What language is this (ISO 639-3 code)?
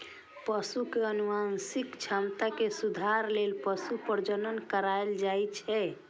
mai